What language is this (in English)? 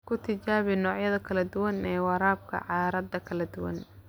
Somali